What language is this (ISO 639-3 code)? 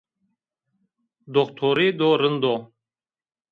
zza